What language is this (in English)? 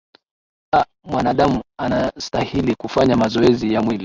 Swahili